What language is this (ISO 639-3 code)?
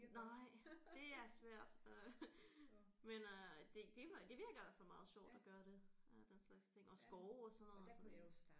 dan